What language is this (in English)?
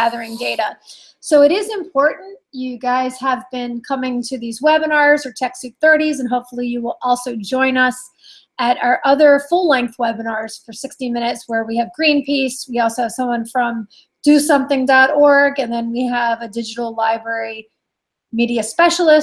English